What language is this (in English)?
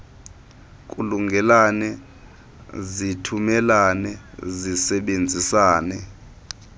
Xhosa